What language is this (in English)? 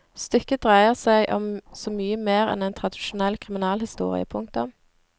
Norwegian